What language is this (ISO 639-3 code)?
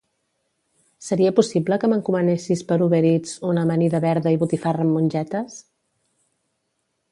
cat